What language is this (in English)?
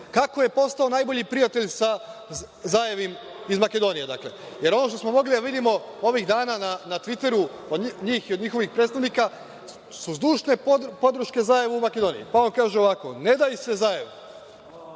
Serbian